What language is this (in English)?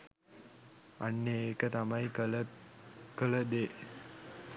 Sinhala